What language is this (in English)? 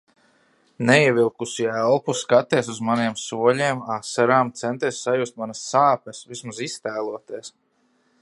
Latvian